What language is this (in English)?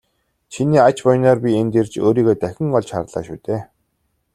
Mongolian